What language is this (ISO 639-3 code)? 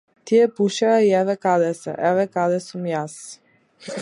mkd